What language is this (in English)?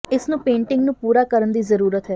Punjabi